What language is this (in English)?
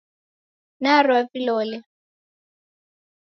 Taita